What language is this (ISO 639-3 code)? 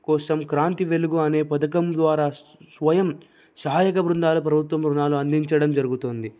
tel